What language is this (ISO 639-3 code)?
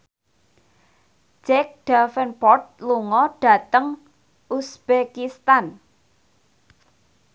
jav